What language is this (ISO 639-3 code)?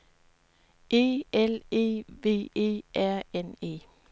dan